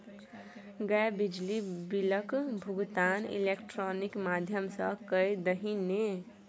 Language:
Maithili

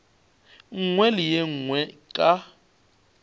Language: Northern Sotho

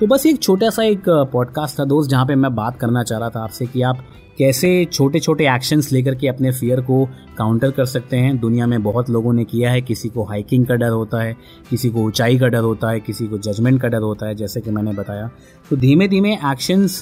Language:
Hindi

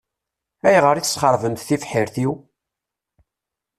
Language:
Kabyle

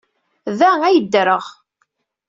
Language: Kabyle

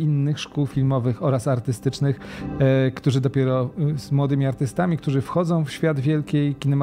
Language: Polish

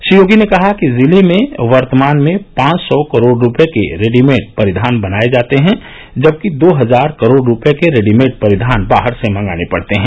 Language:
Hindi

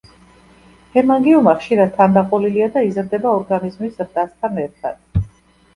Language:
Georgian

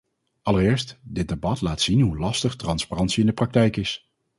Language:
Dutch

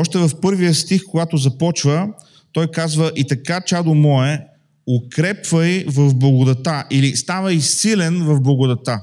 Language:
Bulgarian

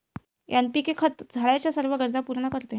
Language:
Marathi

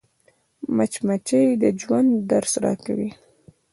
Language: Pashto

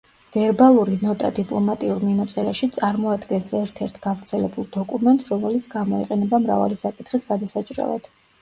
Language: Georgian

